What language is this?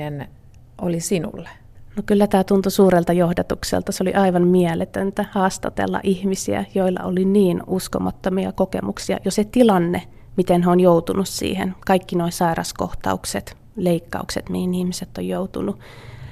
Finnish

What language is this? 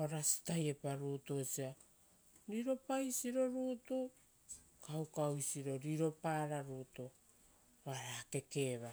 Rotokas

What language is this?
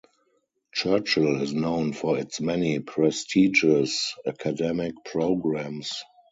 English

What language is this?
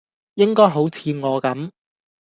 Cantonese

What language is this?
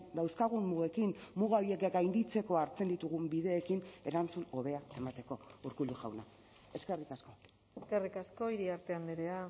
Basque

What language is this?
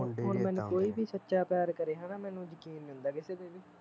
Punjabi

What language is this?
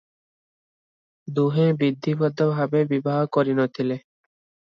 Odia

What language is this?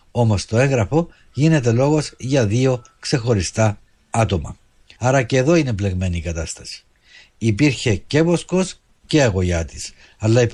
Greek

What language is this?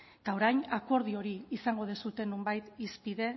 Basque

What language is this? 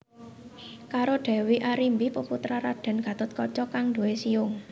Javanese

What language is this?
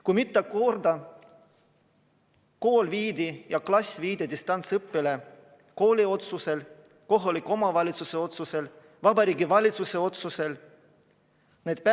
Estonian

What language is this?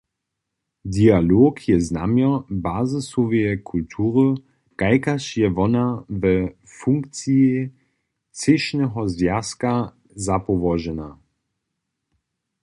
Upper Sorbian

